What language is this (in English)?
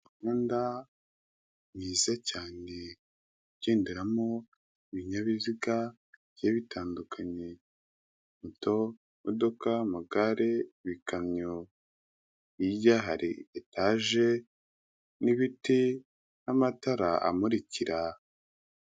Kinyarwanda